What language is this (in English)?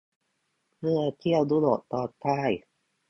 Thai